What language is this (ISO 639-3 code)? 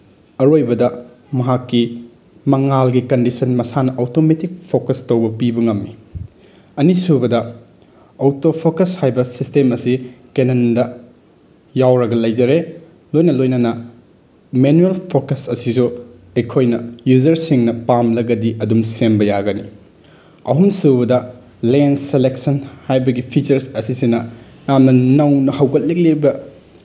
mni